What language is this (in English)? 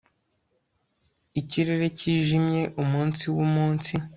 Kinyarwanda